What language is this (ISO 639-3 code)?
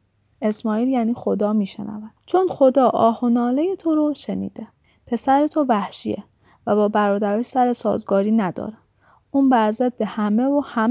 fas